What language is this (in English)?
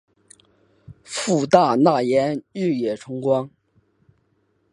Chinese